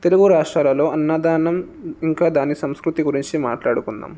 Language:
Telugu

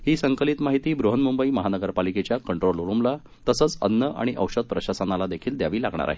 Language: Marathi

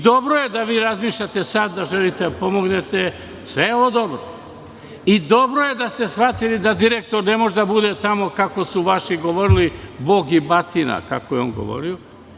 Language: Serbian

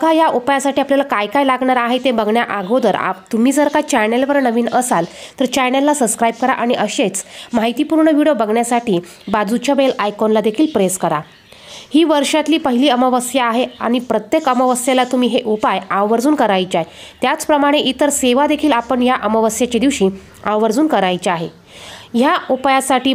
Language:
Marathi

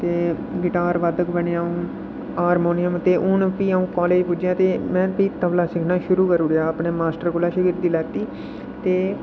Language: Dogri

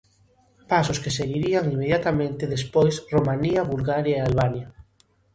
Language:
Galician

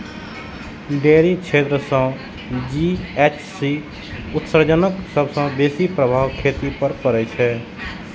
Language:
Maithili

